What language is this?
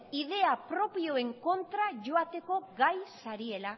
Basque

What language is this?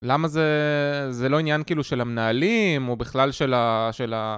Hebrew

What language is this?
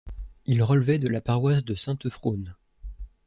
French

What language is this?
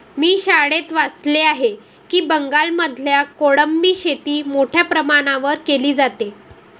Marathi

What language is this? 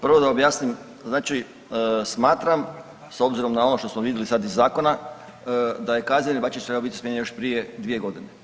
Croatian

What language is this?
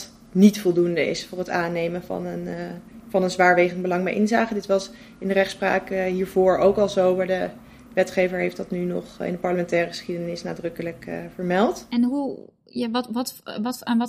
Dutch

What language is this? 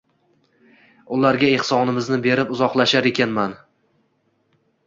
Uzbek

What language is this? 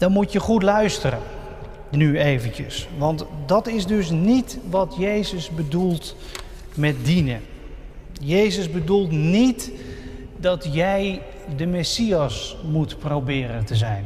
Dutch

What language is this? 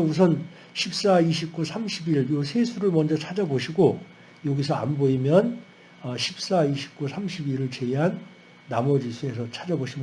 Korean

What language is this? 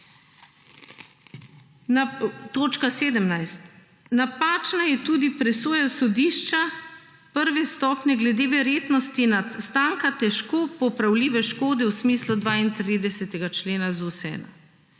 Slovenian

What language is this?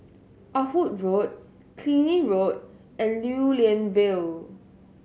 English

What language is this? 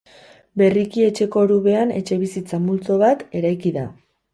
Basque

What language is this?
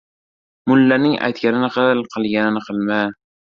Uzbek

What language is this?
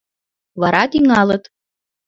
Mari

